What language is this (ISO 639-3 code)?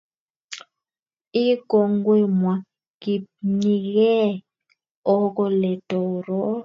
kln